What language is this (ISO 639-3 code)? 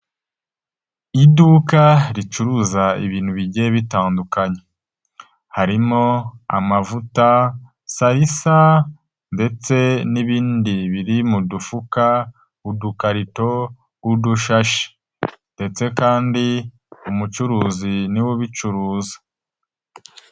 kin